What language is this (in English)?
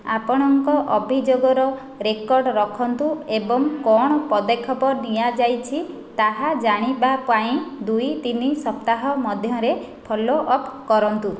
Odia